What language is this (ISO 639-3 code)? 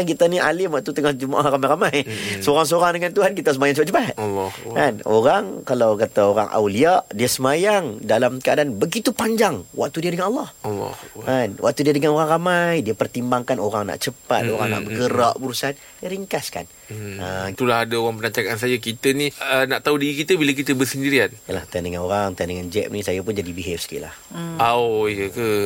msa